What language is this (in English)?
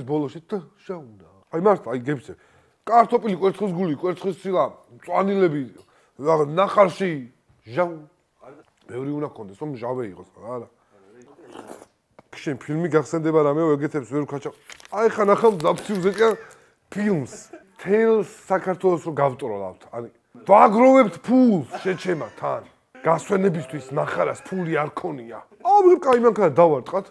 Arabic